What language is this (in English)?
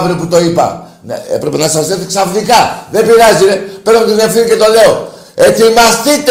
Greek